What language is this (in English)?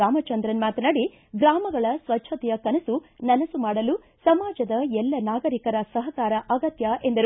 Kannada